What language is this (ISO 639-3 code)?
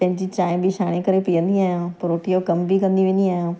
snd